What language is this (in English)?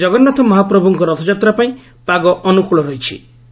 Odia